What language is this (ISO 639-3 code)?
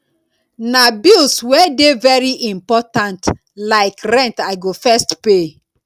pcm